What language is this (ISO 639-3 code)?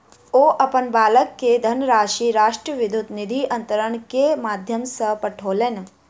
mai